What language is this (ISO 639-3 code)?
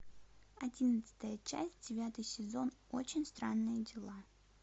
rus